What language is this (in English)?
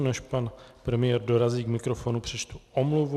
Czech